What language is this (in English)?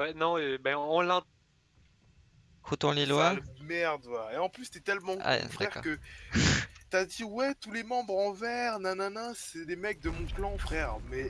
French